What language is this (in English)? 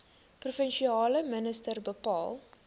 Afrikaans